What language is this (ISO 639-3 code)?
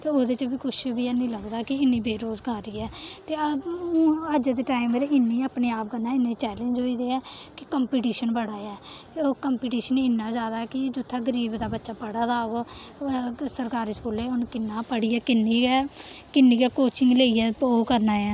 doi